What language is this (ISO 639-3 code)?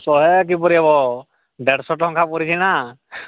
ori